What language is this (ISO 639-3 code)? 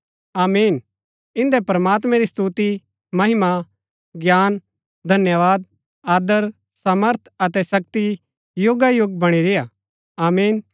gbk